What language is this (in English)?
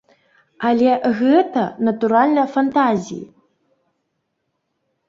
Belarusian